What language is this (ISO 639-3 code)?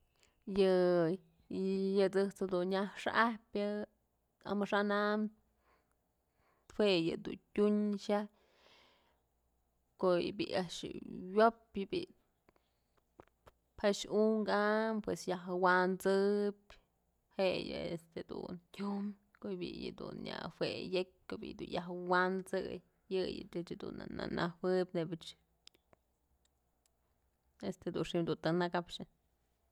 mzl